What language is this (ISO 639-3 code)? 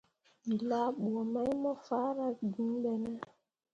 mua